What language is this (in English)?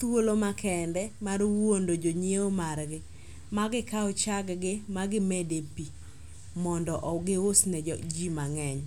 Luo (Kenya and Tanzania)